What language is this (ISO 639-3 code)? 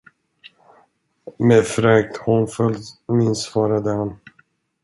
swe